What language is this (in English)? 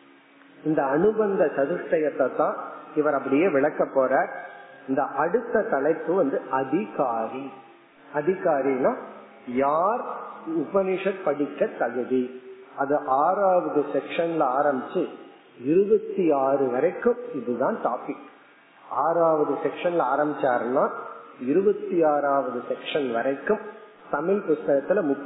Tamil